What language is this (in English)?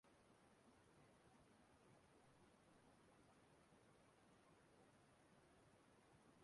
Igbo